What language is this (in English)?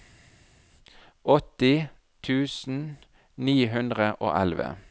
Norwegian